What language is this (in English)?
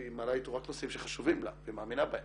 Hebrew